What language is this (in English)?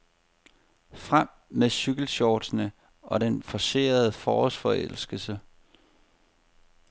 Danish